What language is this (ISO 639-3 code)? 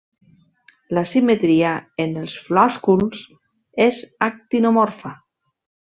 cat